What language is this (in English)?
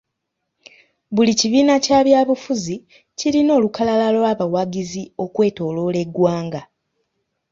Ganda